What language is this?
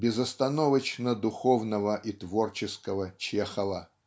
Russian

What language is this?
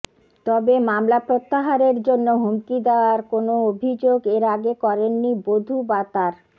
Bangla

